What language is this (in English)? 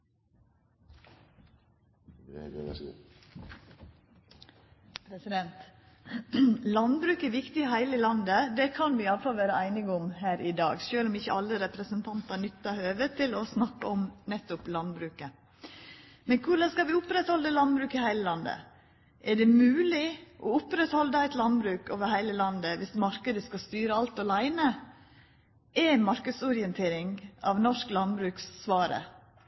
Norwegian Nynorsk